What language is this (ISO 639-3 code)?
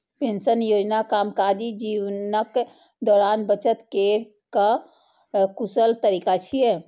mai